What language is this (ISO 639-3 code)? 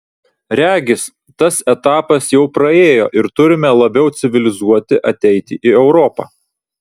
lit